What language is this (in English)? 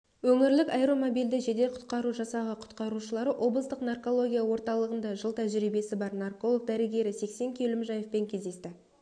Kazakh